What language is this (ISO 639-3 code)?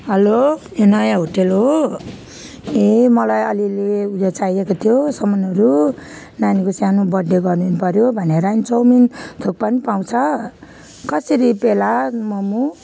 nep